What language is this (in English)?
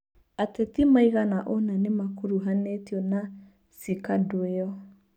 Kikuyu